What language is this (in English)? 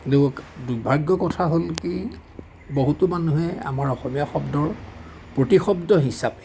Assamese